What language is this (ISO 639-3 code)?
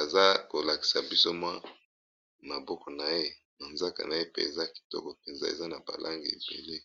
lin